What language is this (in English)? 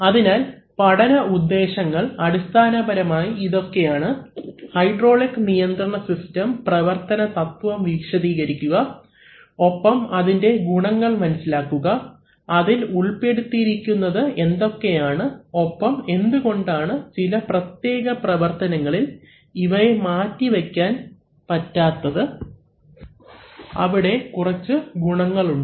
Malayalam